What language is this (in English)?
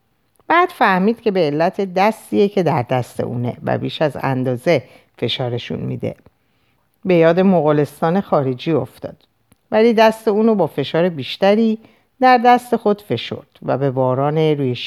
Persian